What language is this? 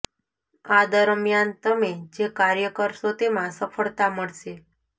Gujarati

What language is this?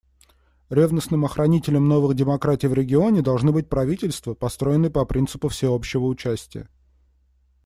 Russian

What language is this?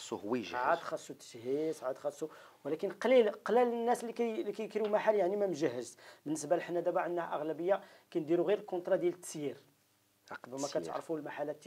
Arabic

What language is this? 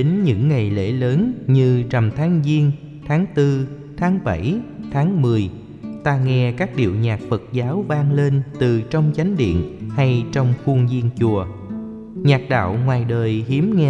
Vietnamese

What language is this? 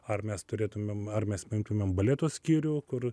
Lithuanian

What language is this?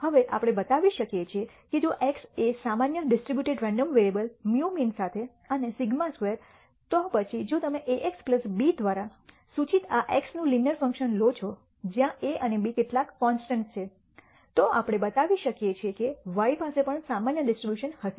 Gujarati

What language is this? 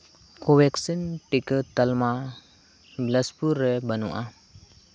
Santali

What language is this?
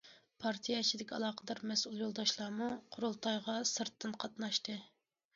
Uyghur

